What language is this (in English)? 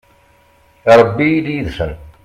Kabyle